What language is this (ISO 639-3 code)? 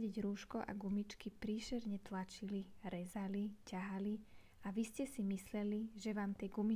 slk